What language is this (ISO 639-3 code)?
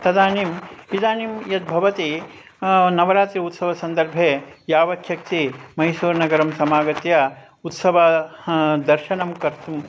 san